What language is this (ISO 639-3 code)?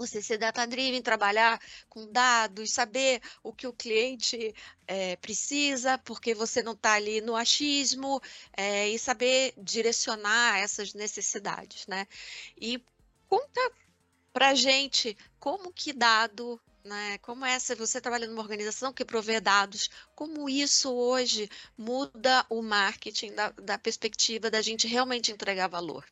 por